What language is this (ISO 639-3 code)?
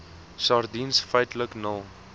afr